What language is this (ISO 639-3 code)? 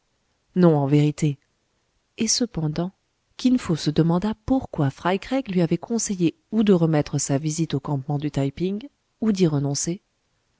fra